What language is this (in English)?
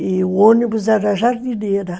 Portuguese